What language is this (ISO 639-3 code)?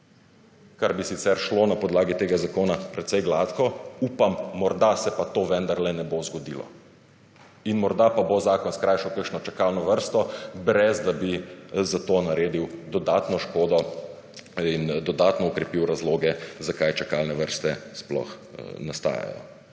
slv